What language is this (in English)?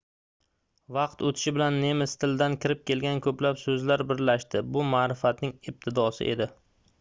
Uzbek